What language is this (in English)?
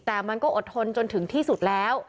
Thai